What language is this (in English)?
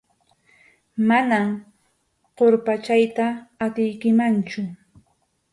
Arequipa-La Unión Quechua